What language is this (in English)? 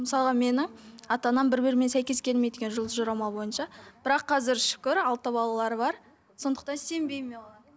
Kazakh